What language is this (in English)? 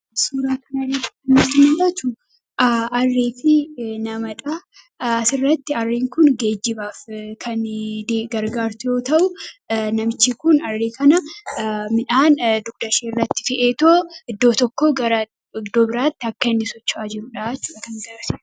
Oromo